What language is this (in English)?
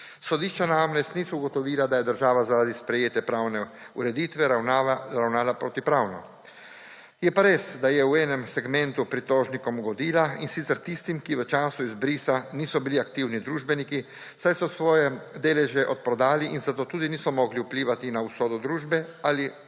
Slovenian